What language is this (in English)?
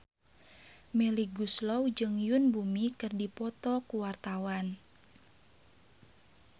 Sundanese